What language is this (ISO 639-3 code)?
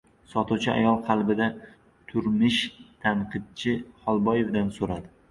uzb